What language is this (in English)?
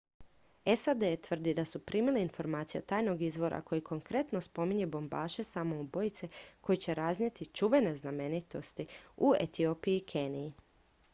Croatian